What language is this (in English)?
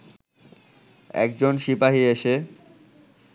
Bangla